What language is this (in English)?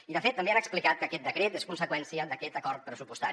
Catalan